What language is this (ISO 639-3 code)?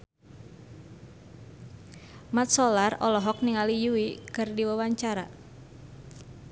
sun